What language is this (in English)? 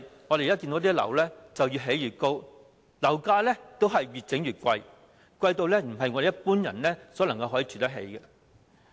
Cantonese